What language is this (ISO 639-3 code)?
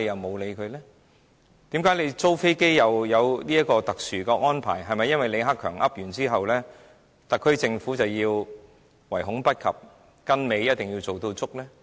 yue